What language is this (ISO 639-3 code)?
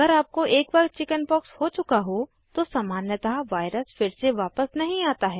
hin